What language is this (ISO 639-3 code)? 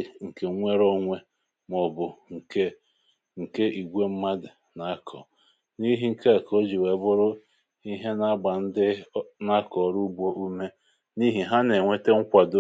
ibo